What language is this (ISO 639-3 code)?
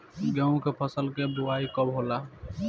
bho